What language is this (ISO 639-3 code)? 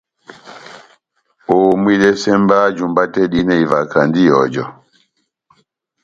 bnm